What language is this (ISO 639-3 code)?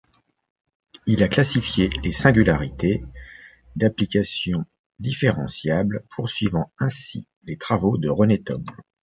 fra